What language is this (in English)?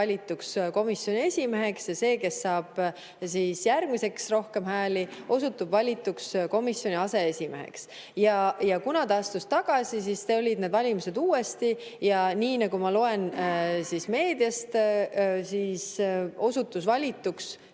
Estonian